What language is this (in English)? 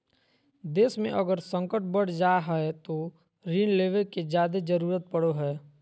Magahi